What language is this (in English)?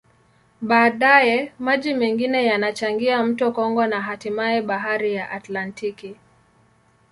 Swahili